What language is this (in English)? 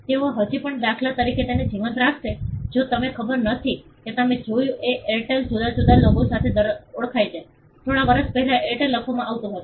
Gujarati